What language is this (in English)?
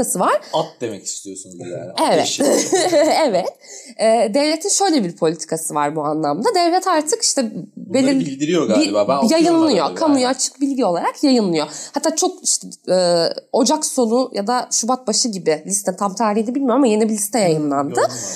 Turkish